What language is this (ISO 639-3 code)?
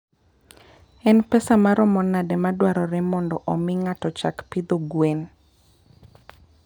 luo